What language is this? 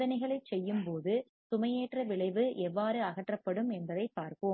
Tamil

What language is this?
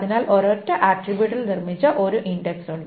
Malayalam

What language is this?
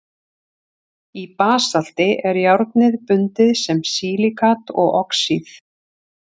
Icelandic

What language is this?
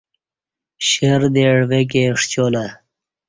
Kati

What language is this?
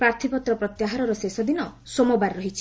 Odia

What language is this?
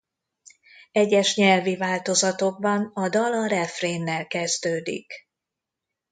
Hungarian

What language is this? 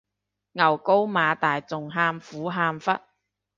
Cantonese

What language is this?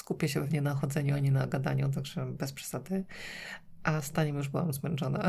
Polish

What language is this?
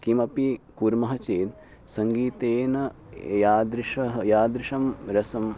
Sanskrit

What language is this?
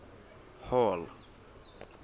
Southern Sotho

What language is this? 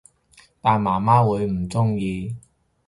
Cantonese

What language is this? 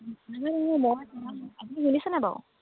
Assamese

